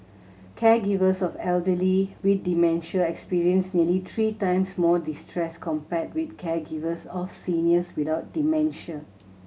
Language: English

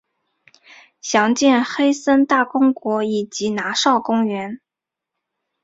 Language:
Chinese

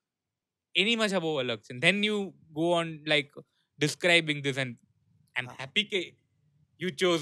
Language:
Gujarati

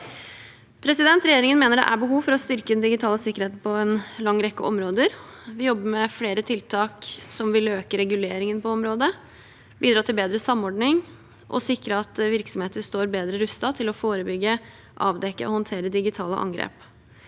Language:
Norwegian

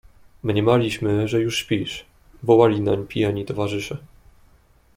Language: Polish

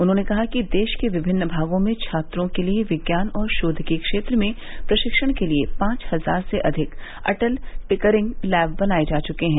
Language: Hindi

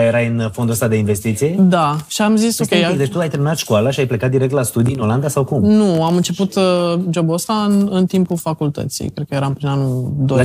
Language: Romanian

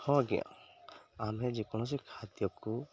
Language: Odia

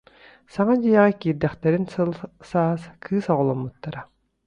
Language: Yakut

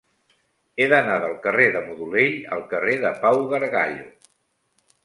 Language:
Catalan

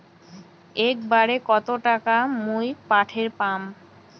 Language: Bangla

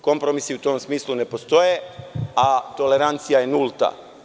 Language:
Serbian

